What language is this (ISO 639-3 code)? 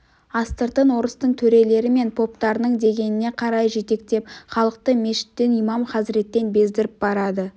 kaz